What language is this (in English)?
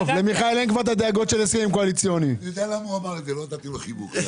Hebrew